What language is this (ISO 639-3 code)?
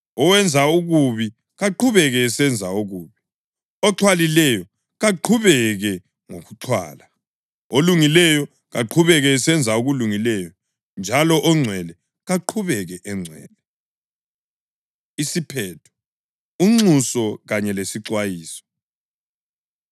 nde